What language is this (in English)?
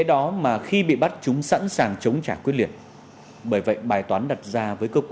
Vietnamese